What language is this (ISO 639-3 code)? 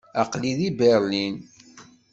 kab